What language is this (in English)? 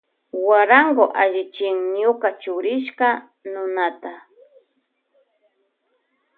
Loja Highland Quichua